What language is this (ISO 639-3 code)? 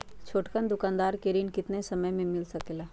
mag